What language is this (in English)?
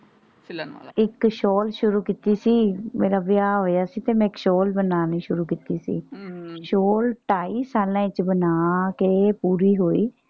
Punjabi